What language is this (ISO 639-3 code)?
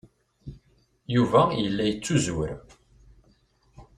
kab